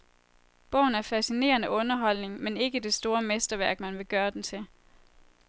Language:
Danish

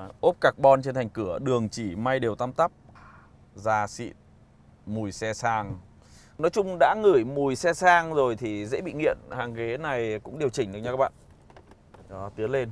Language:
Vietnamese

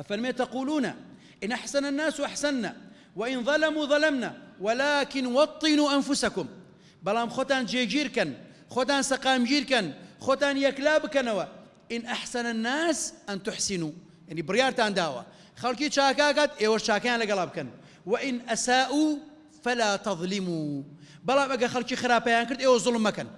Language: Arabic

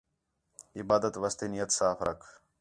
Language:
Khetrani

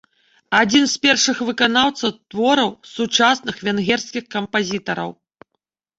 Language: Belarusian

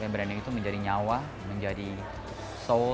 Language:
Indonesian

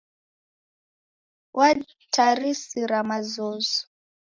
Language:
Taita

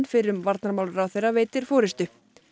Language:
Icelandic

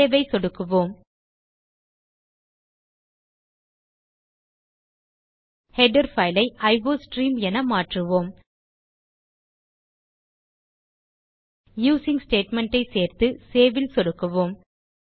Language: Tamil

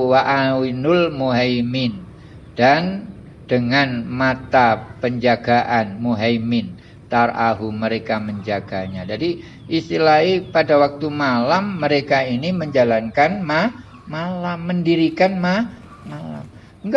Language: Indonesian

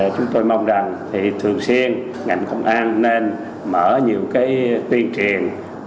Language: Vietnamese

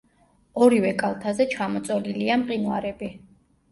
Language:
Georgian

